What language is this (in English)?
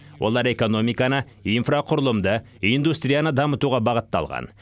Kazakh